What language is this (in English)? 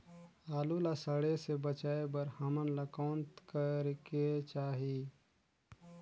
Chhattisgarhi